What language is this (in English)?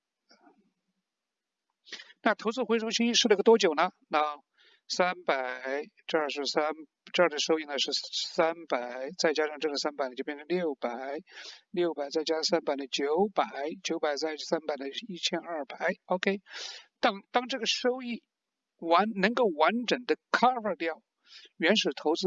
Chinese